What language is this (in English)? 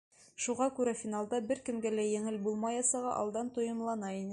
Bashkir